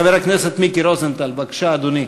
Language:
Hebrew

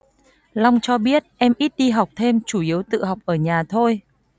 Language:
Vietnamese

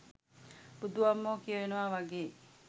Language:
Sinhala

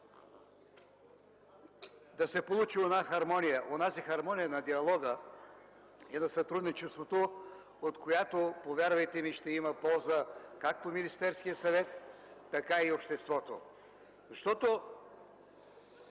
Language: Bulgarian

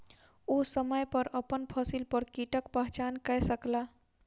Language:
Maithili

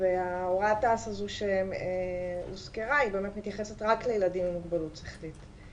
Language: Hebrew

